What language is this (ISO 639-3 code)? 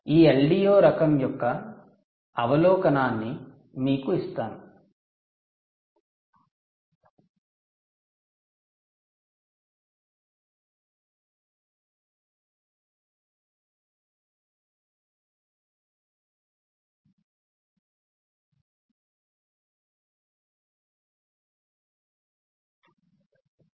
tel